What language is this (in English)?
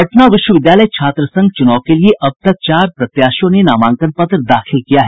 Hindi